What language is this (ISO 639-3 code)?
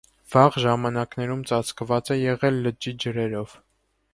hye